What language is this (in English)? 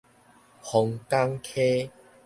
Min Nan Chinese